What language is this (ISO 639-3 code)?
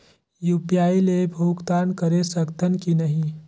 hne